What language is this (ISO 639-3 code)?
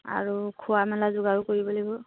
asm